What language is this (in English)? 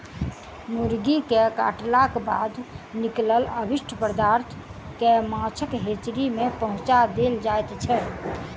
Maithili